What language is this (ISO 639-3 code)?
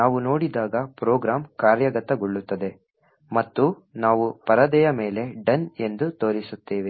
kan